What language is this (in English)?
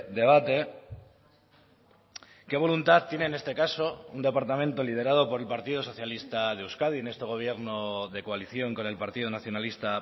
Spanish